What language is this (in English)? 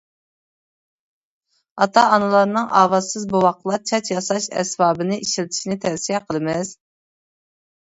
Uyghur